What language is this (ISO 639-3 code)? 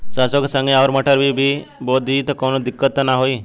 bho